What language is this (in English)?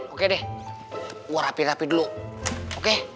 Indonesian